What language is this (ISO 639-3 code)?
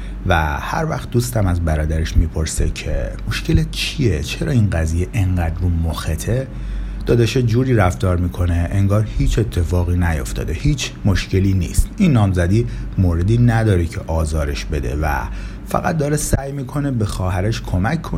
fas